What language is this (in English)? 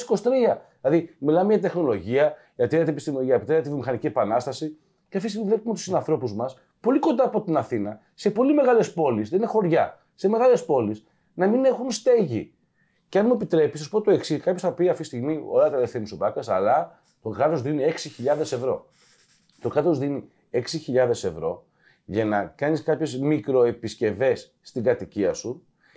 Greek